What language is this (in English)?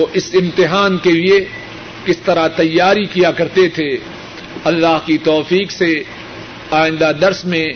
Urdu